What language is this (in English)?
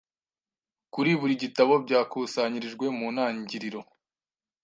Kinyarwanda